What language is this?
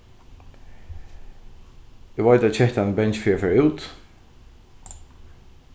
Faroese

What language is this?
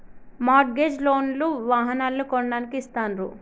Telugu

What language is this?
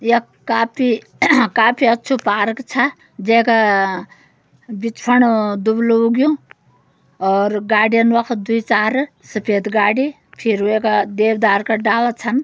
Garhwali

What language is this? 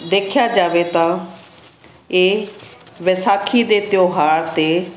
Punjabi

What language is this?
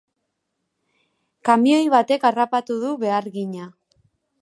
Basque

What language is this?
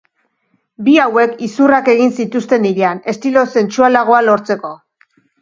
Basque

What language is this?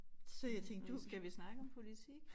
Danish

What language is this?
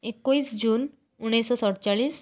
Odia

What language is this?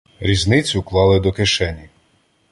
Ukrainian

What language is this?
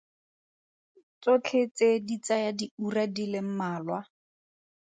Tswana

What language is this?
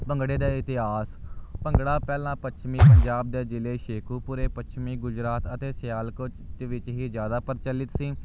Punjabi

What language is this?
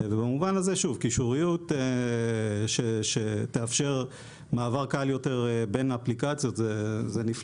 Hebrew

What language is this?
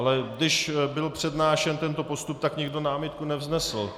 Czech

